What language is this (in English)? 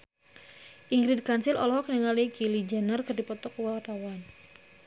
Sundanese